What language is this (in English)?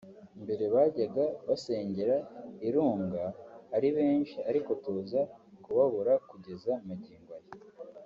Kinyarwanda